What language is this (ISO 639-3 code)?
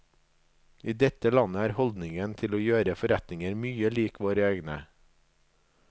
nor